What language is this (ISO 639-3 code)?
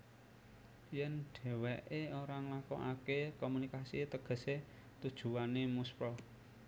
jav